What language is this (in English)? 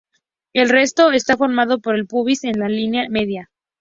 Spanish